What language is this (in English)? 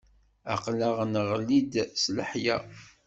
Kabyle